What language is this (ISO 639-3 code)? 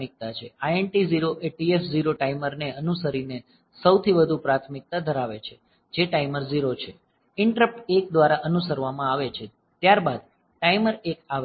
guj